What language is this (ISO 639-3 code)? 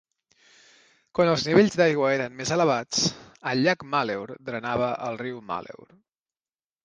cat